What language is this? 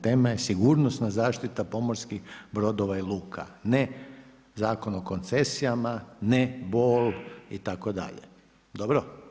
Croatian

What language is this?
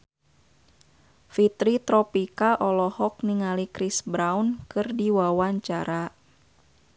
Sundanese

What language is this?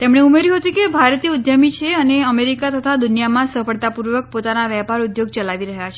Gujarati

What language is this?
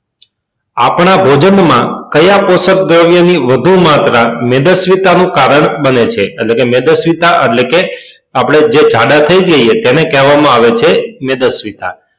Gujarati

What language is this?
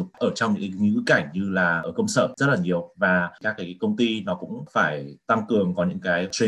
Vietnamese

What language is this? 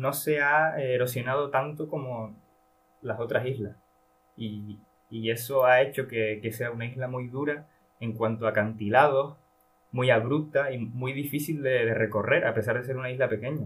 Spanish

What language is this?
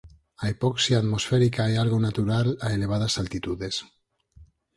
Galician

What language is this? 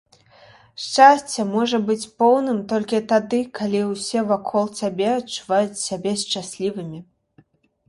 Belarusian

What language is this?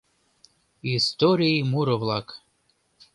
Mari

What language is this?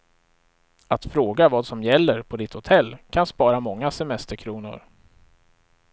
Swedish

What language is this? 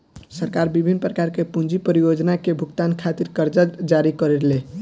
Bhojpuri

